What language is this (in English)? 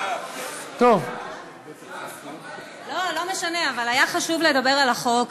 Hebrew